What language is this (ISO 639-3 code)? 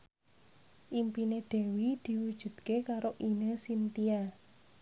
jav